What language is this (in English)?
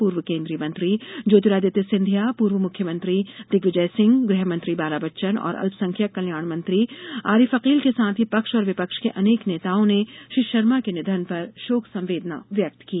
Hindi